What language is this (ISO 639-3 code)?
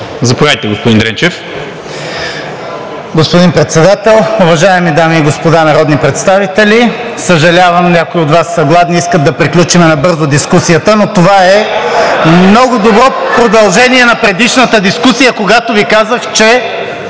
bul